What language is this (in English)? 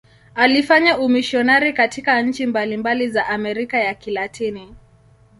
Swahili